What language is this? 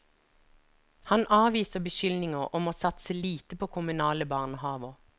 Norwegian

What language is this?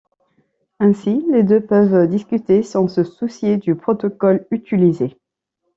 French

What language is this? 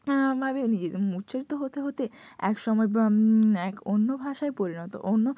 Bangla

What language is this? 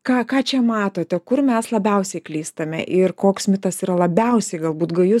Lithuanian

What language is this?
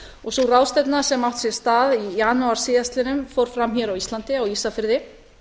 Icelandic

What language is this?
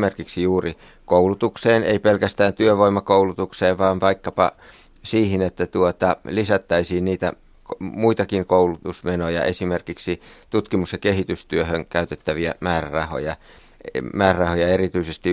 Finnish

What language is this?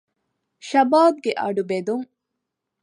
Divehi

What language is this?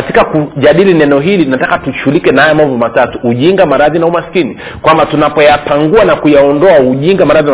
Swahili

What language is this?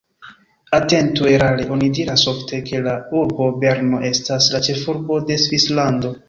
Esperanto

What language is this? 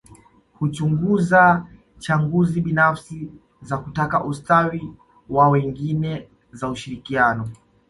Swahili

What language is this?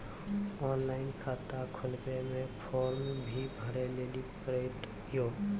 Maithili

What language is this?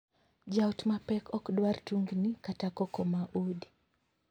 Luo (Kenya and Tanzania)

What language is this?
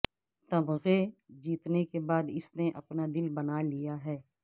Urdu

